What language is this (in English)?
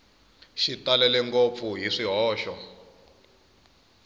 Tsonga